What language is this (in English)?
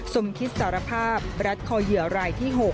Thai